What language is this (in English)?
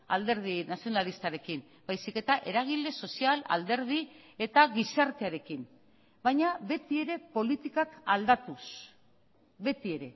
Basque